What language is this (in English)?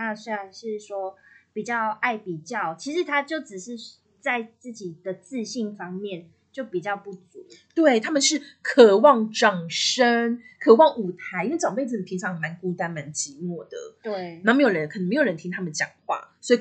Chinese